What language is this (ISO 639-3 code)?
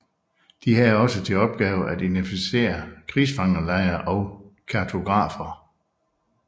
dan